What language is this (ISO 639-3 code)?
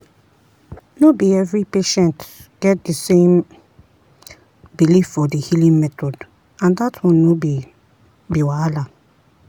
pcm